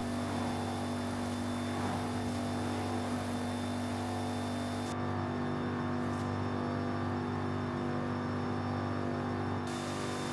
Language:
Polish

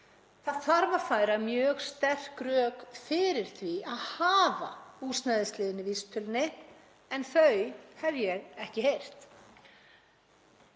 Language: Icelandic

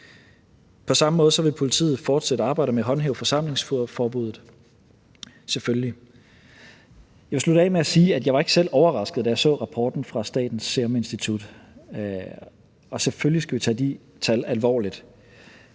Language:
Danish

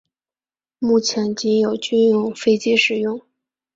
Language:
Chinese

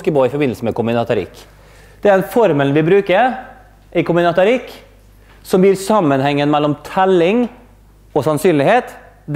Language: Norwegian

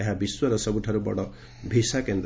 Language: Odia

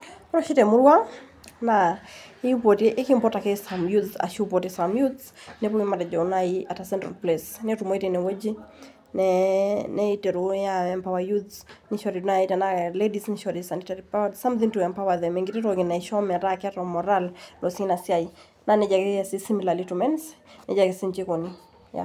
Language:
Masai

